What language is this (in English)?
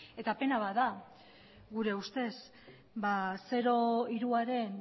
Basque